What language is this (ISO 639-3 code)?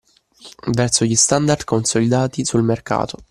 ita